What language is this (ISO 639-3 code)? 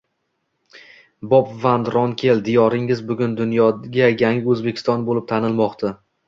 uzb